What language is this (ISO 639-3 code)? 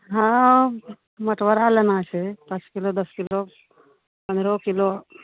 mai